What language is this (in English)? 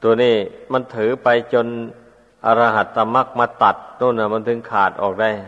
Thai